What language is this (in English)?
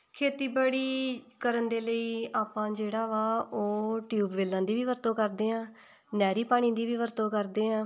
Punjabi